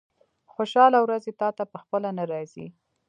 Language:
Pashto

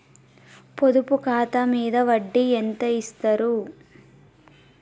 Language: Telugu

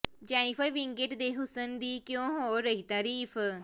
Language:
Punjabi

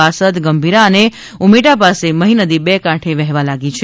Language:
Gujarati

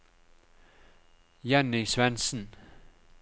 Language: Norwegian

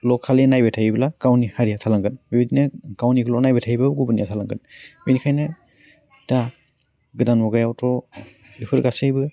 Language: Bodo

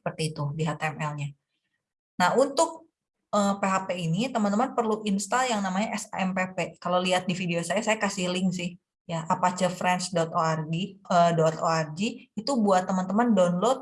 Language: Indonesian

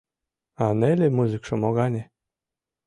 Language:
Mari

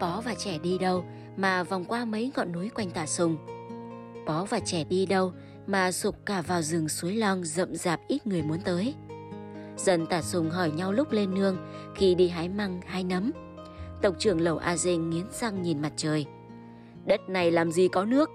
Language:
Vietnamese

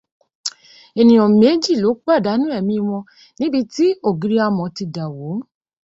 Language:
Yoruba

